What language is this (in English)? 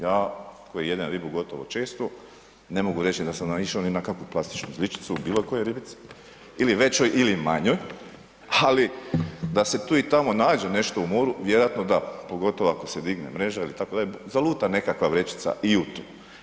Croatian